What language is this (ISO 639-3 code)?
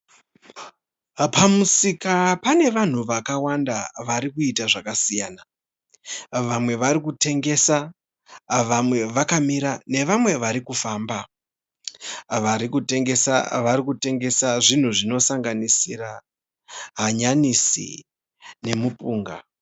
sna